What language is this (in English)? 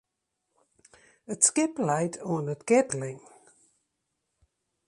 Western Frisian